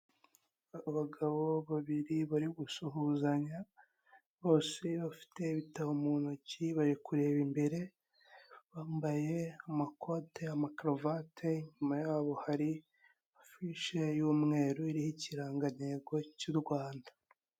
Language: Kinyarwanda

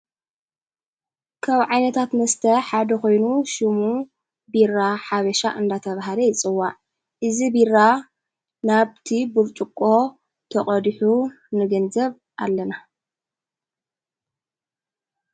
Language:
Tigrinya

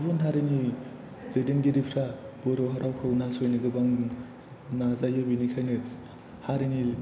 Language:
Bodo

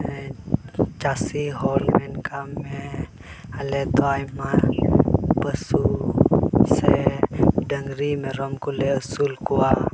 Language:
Santali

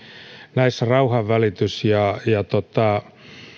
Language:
Finnish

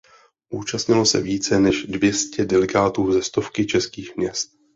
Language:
Czech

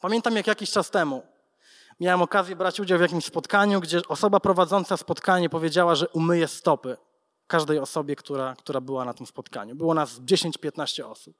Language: Polish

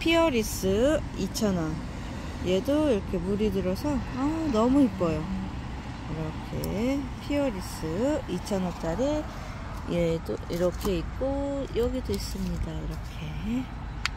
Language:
Korean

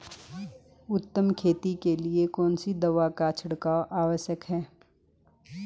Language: Hindi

